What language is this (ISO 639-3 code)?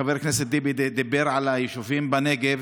heb